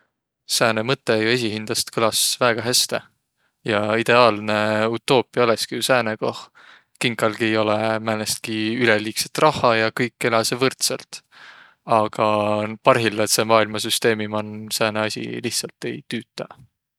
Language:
Võro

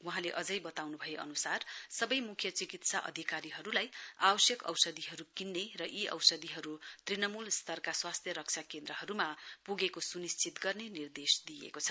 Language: Nepali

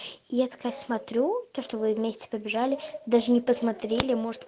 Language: Russian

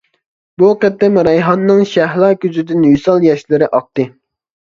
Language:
Uyghur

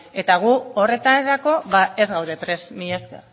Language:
Basque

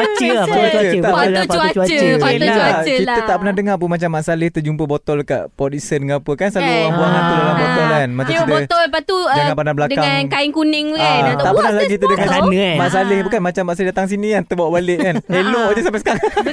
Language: Malay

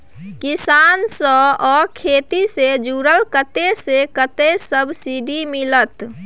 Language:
Maithili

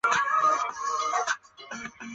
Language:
Chinese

